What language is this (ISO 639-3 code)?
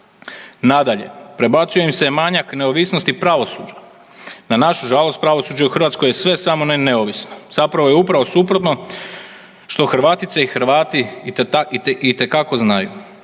hrv